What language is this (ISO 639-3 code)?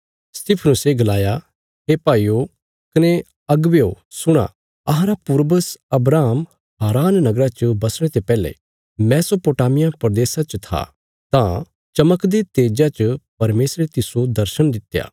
kfs